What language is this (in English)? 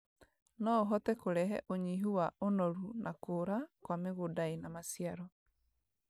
Kikuyu